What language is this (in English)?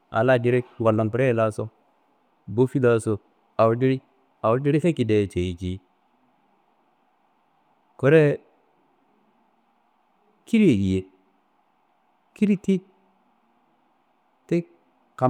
Kanembu